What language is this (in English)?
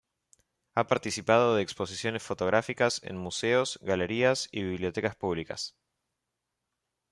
Spanish